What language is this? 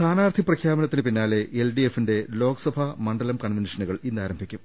Malayalam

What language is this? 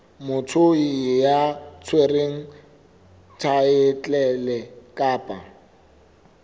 Southern Sotho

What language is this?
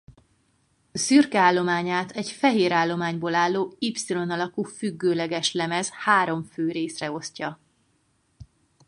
Hungarian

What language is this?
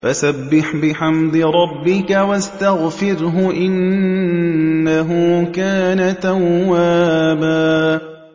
Arabic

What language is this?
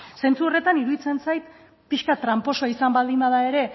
Basque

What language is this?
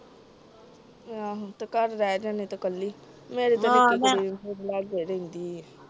Punjabi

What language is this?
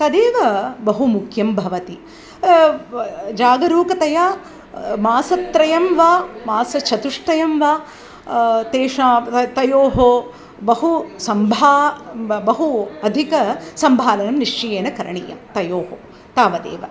Sanskrit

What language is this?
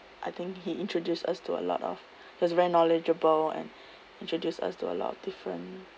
English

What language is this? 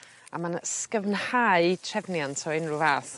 Welsh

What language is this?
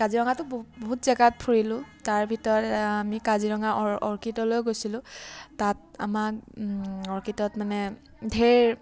Assamese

